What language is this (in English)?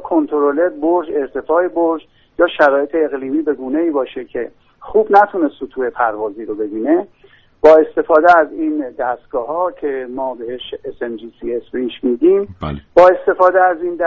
Persian